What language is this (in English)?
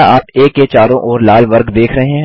Hindi